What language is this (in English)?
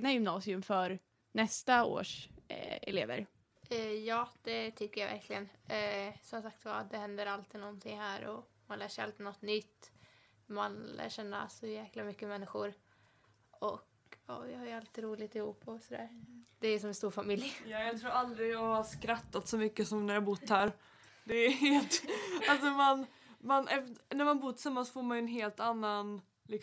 Swedish